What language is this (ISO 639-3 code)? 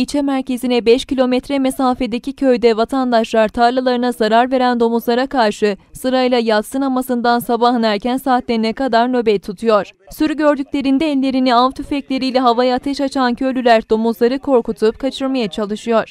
tur